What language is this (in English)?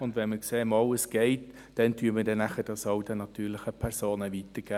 Swiss German